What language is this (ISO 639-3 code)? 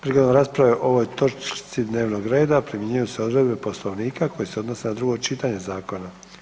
hrv